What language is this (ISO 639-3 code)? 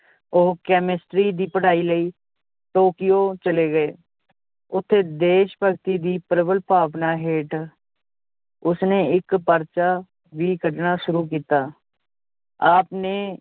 pan